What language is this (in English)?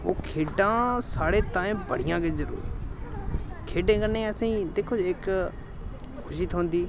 Dogri